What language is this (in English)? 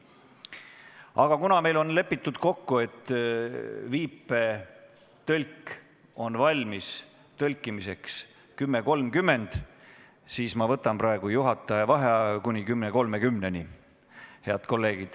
Estonian